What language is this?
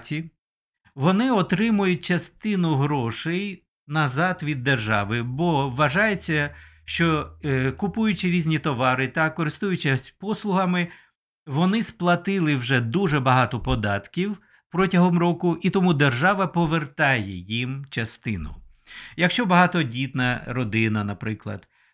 Ukrainian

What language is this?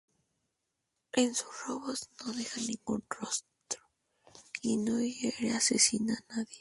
Spanish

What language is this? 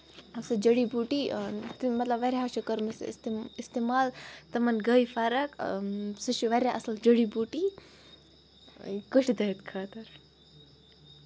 Kashmiri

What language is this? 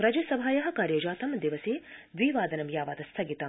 Sanskrit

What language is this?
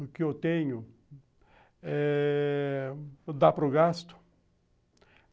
Portuguese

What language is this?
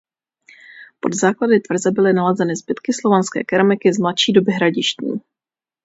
Czech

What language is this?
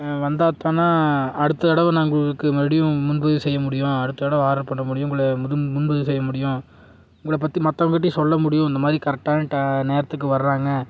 Tamil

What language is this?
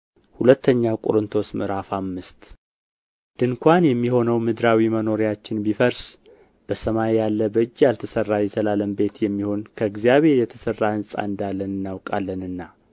Amharic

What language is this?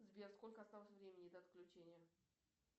Russian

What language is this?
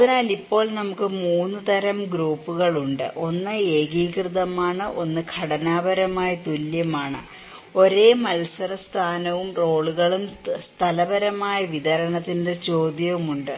Malayalam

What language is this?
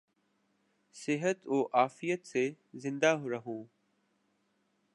Urdu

